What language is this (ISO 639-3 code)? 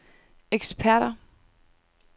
dan